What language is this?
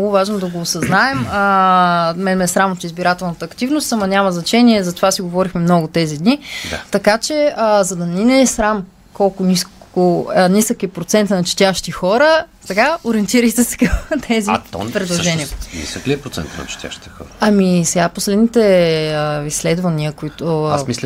Bulgarian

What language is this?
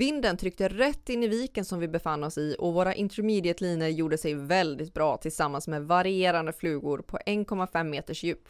Swedish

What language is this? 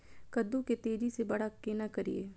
Maithili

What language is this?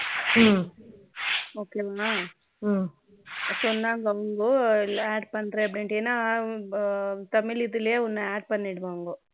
Tamil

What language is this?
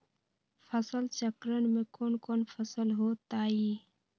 Magahi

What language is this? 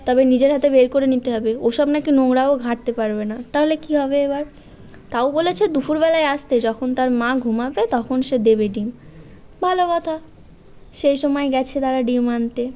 Bangla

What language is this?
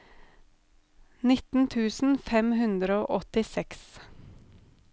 Norwegian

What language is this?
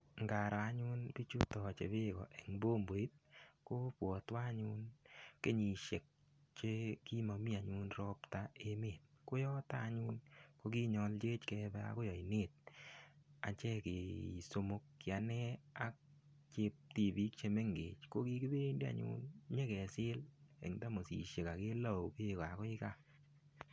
Kalenjin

